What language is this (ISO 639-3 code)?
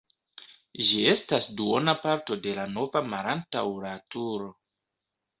epo